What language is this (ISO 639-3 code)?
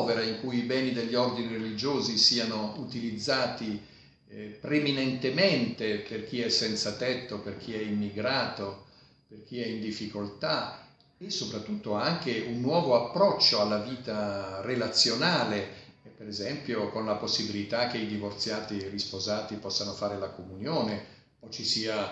ita